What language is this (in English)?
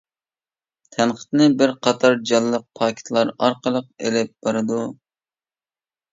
Uyghur